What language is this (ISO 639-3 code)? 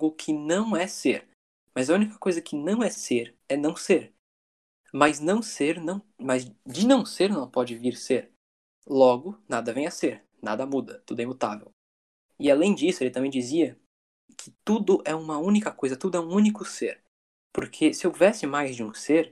por